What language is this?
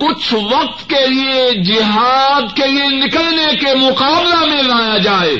Urdu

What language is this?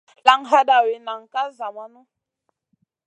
Masana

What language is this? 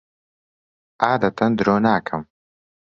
Central Kurdish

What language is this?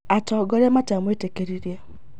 Kikuyu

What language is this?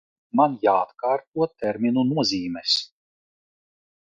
Latvian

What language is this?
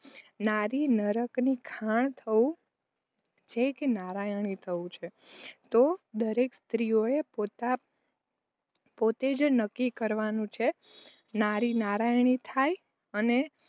Gujarati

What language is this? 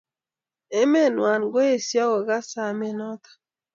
Kalenjin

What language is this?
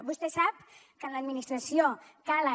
Catalan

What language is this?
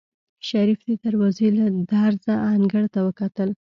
Pashto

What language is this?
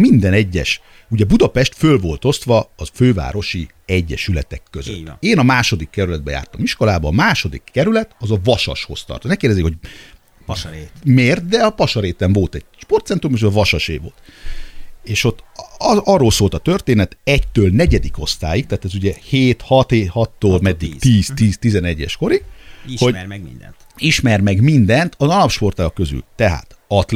Hungarian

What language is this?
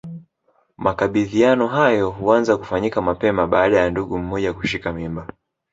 Swahili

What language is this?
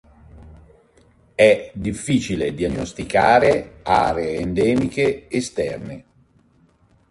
Italian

